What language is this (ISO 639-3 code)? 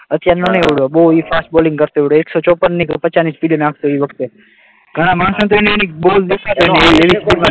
guj